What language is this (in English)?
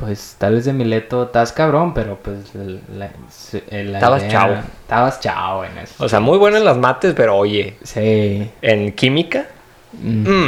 Spanish